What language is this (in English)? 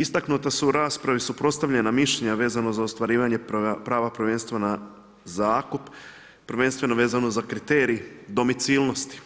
Croatian